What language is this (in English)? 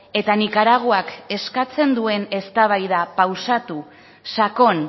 Basque